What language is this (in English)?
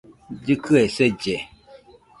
Nüpode Huitoto